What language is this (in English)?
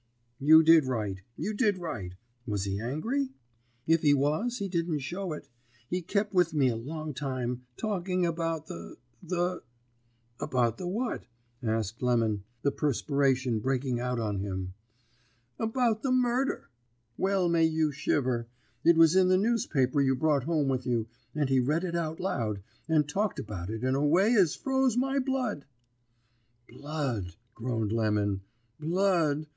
English